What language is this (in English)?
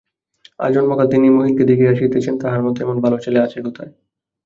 Bangla